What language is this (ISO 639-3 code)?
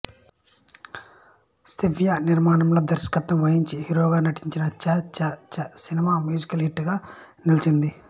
tel